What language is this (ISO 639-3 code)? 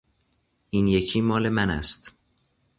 fas